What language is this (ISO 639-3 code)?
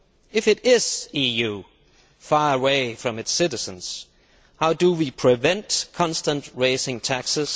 eng